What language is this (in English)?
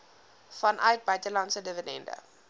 Afrikaans